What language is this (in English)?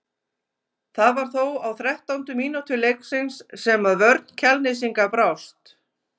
Icelandic